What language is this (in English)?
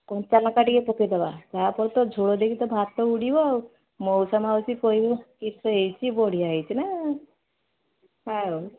Odia